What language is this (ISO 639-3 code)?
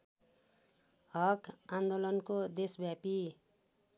nep